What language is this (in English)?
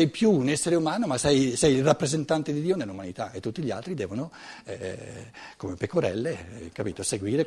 Italian